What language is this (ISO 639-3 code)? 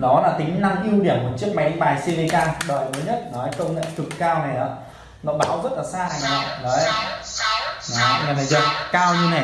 vie